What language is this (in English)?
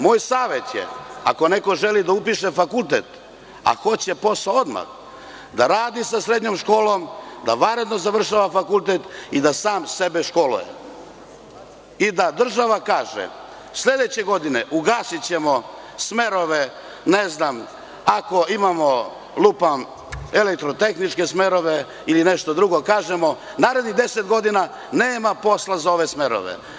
Serbian